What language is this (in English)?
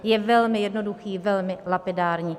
Czech